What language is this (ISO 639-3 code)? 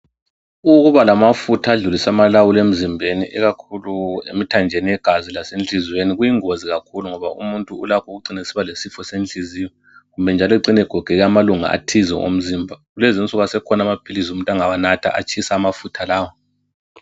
nde